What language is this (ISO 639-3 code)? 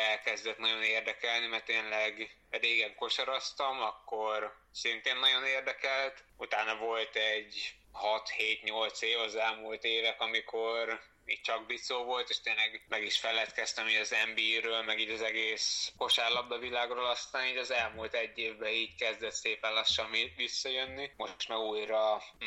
hun